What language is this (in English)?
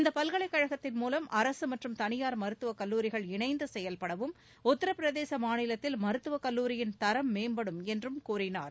Tamil